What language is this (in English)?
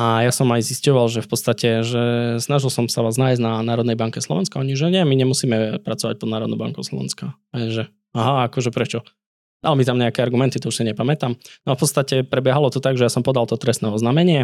Slovak